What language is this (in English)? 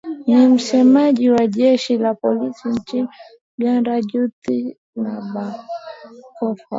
Swahili